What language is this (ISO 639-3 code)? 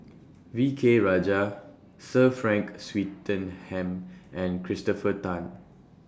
eng